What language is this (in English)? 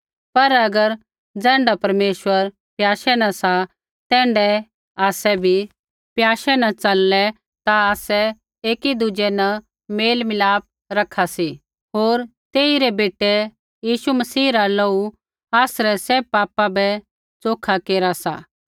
Kullu Pahari